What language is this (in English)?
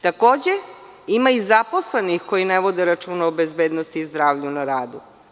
Serbian